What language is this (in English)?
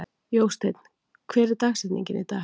Icelandic